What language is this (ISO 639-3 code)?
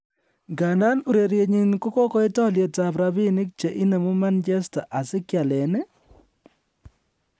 kln